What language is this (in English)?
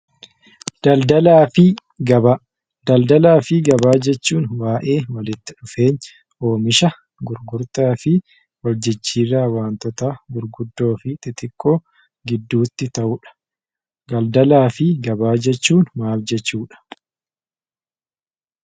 Oromo